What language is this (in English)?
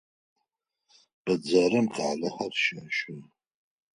Adyghe